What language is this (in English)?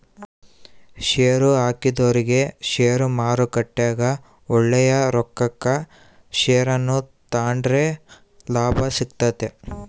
Kannada